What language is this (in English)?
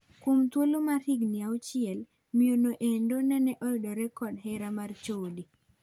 Luo (Kenya and Tanzania)